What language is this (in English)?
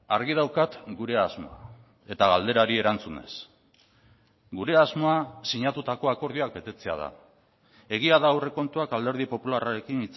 Basque